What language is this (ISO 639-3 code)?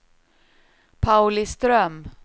swe